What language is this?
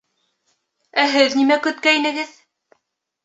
Bashkir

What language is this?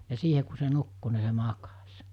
Finnish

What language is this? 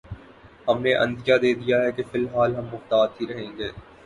Urdu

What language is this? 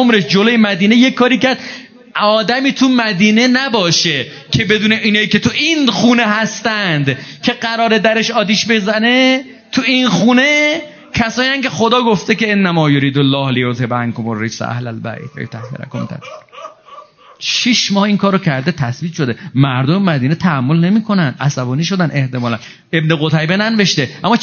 Persian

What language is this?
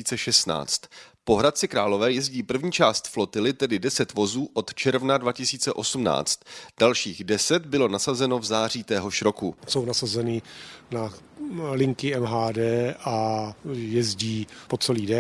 Czech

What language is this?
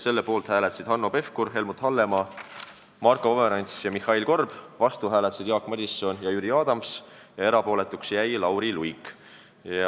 Estonian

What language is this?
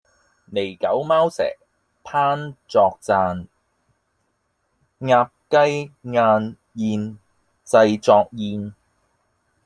Cantonese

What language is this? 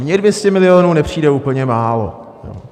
Czech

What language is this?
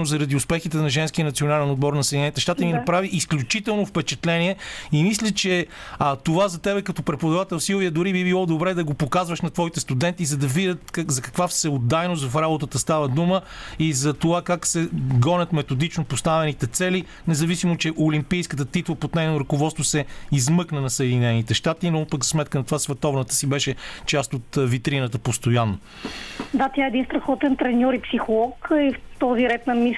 Bulgarian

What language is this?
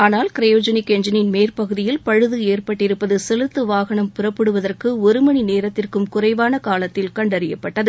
Tamil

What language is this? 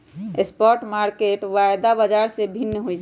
Magahi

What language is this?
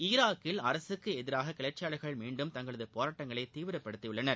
Tamil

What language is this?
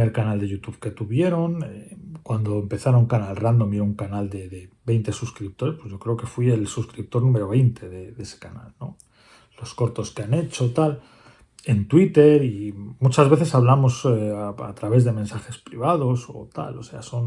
Spanish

